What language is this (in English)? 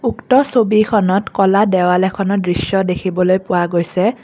Assamese